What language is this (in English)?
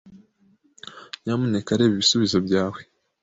Kinyarwanda